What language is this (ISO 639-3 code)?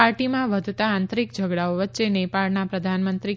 guj